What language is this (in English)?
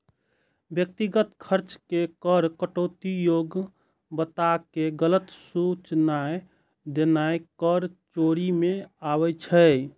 Maithili